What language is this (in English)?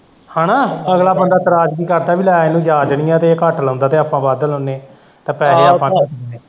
Punjabi